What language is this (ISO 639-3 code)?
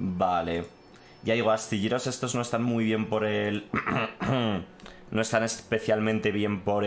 spa